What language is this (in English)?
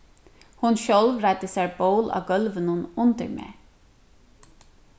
Faroese